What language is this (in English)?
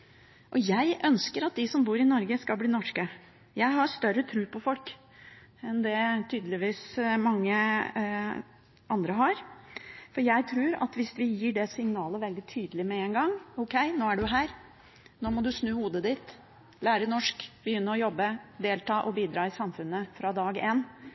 Norwegian Bokmål